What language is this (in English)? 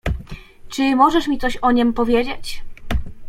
Polish